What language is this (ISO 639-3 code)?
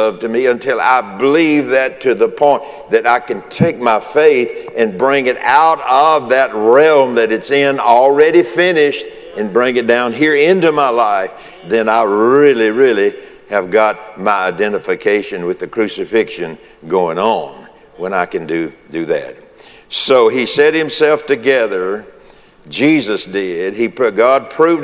eng